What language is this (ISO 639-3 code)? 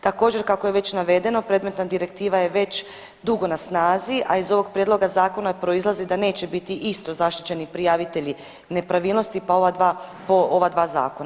hrv